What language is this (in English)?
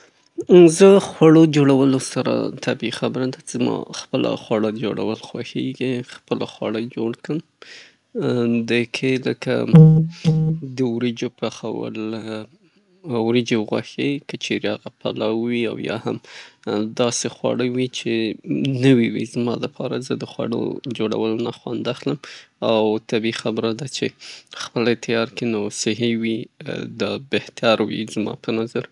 Southern Pashto